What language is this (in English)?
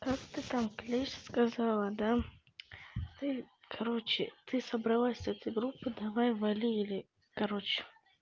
Russian